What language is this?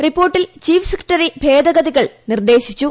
Malayalam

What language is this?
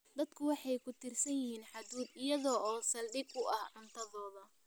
Somali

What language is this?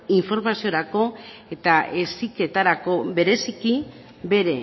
Basque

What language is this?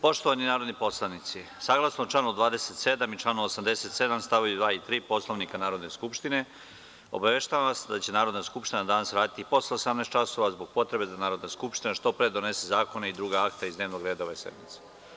Serbian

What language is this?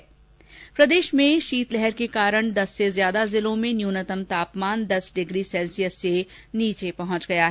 Hindi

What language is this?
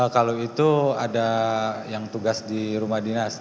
Indonesian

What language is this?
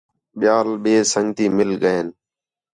Khetrani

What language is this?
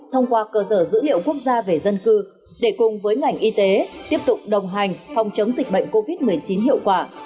Vietnamese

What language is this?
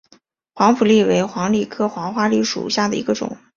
Chinese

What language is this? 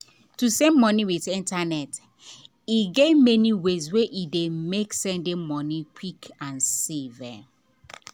Nigerian Pidgin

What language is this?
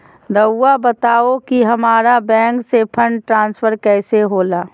Magahi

